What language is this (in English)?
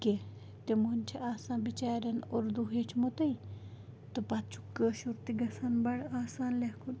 Kashmiri